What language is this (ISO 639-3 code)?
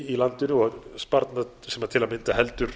isl